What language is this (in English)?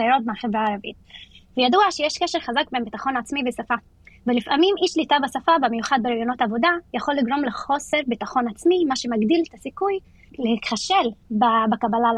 Hebrew